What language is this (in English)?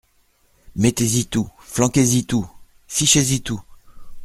French